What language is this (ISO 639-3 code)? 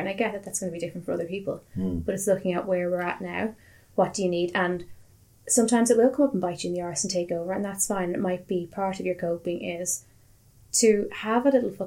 eng